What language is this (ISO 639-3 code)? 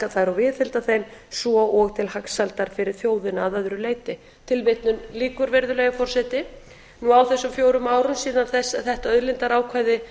isl